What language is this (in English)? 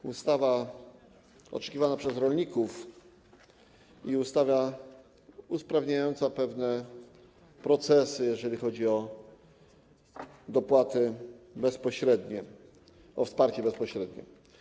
Polish